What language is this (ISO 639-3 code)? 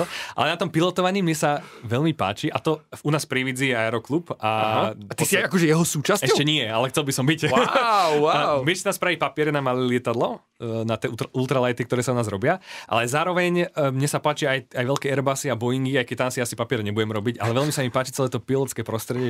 slk